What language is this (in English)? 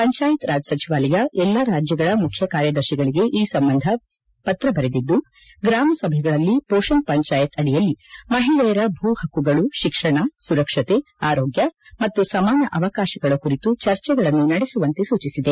Kannada